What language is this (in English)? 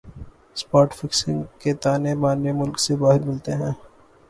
Urdu